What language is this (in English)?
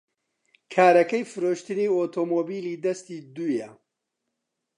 Central Kurdish